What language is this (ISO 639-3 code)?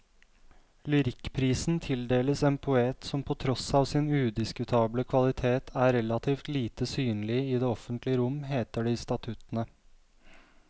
nor